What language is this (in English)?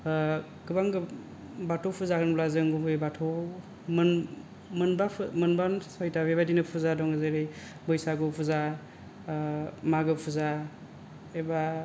Bodo